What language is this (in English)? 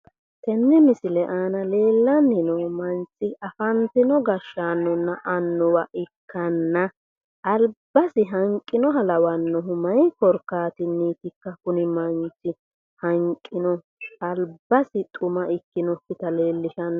Sidamo